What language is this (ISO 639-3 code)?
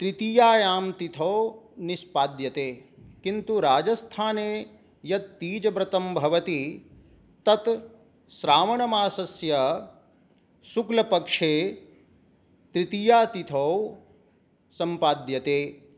san